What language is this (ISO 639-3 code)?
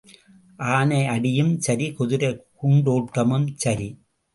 tam